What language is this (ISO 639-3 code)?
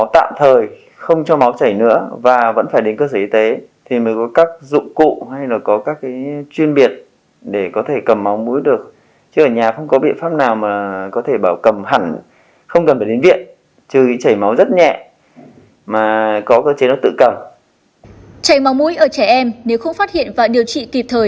vie